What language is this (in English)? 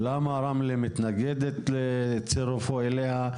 Hebrew